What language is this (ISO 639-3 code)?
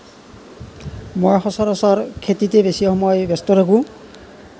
asm